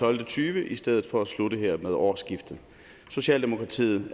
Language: Danish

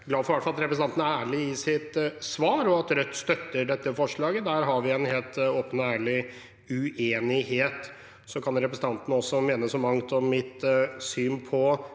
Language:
Norwegian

